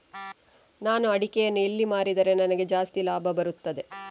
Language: Kannada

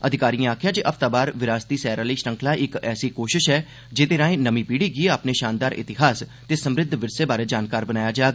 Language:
Dogri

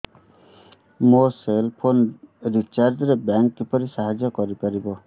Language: Odia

